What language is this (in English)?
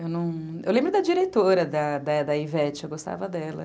Portuguese